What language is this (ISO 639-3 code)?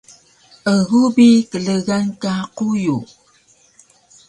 trv